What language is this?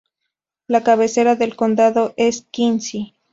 Spanish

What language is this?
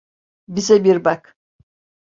Turkish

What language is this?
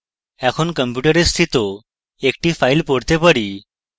Bangla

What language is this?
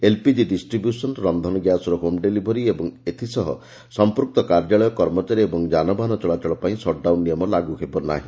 Odia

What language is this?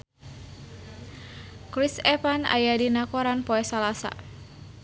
Sundanese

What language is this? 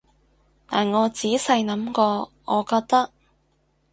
Cantonese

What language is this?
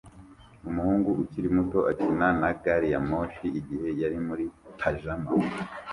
Kinyarwanda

